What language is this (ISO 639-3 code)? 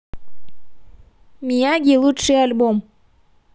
rus